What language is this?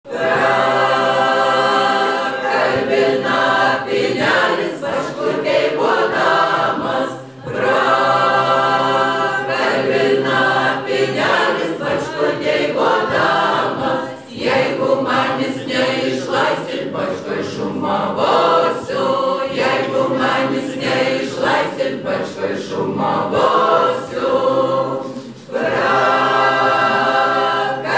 Lithuanian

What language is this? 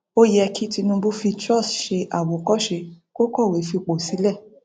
Yoruba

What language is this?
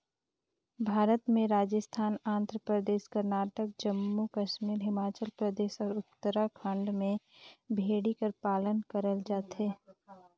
Chhattisgarhi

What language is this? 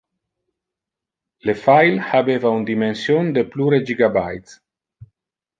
Interlingua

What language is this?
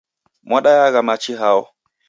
Taita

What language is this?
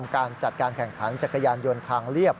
Thai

